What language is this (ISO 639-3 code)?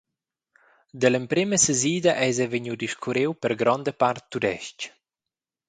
roh